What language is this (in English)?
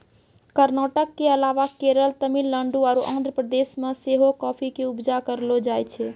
Maithili